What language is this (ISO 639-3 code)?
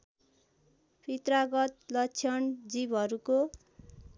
nep